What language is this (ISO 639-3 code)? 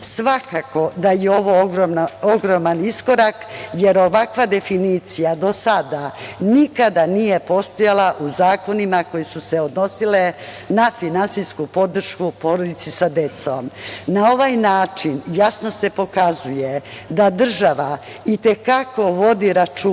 srp